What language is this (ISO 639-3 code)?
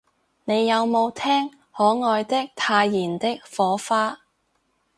yue